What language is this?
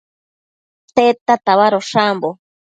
Matsés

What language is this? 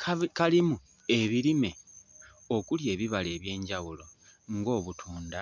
Ganda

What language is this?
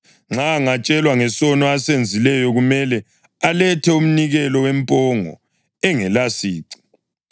North Ndebele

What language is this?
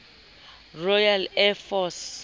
Southern Sotho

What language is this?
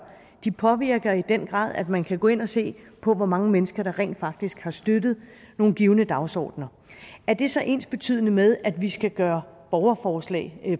Danish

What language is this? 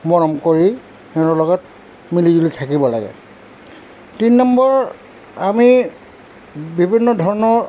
Assamese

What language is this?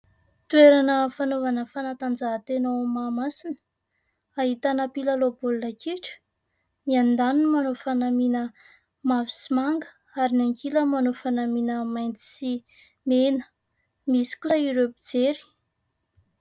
Malagasy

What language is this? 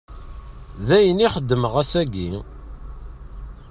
Kabyle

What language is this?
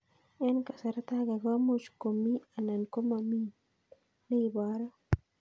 Kalenjin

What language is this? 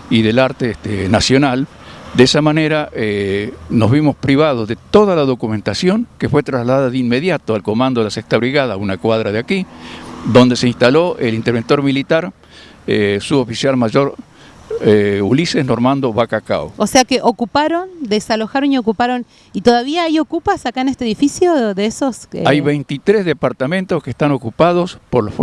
Spanish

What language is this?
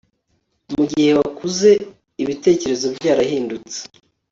Kinyarwanda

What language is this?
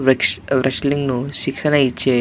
Telugu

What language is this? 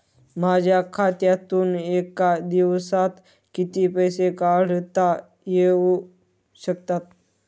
Marathi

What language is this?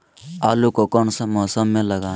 Magahi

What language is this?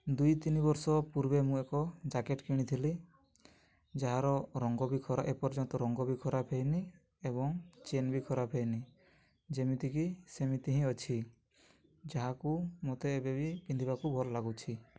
Odia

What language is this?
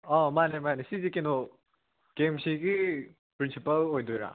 Manipuri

